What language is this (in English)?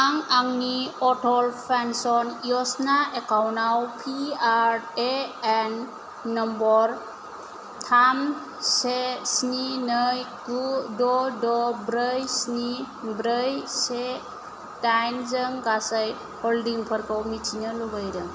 Bodo